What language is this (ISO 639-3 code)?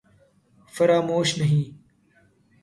urd